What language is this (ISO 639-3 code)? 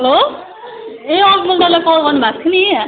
nep